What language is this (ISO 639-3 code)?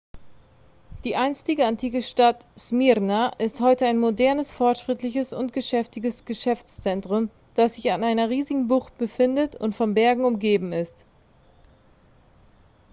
deu